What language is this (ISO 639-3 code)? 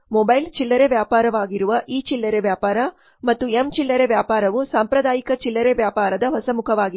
kan